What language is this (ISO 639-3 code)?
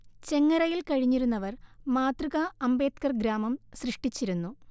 mal